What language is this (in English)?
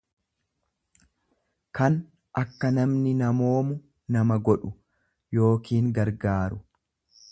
Oromo